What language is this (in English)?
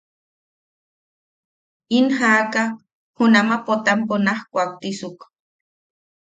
Yaqui